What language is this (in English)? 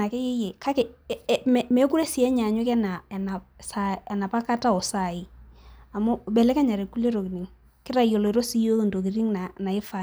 Masai